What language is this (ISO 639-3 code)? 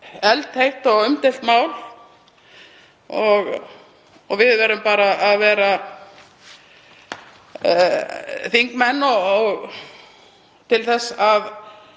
isl